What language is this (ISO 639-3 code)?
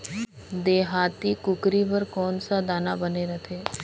hne